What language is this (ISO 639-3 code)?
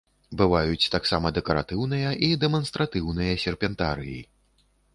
bel